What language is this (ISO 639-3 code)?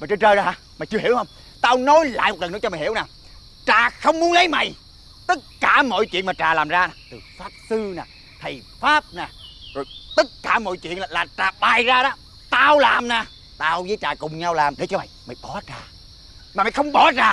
vie